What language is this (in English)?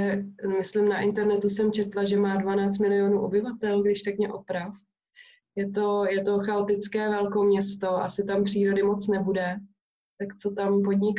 Czech